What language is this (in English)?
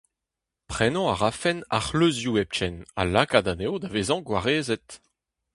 Breton